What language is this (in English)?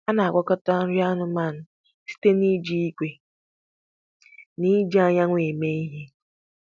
Igbo